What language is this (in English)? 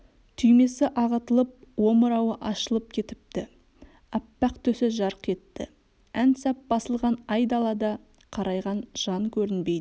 Kazakh